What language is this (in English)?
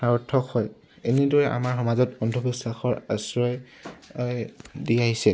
Assamese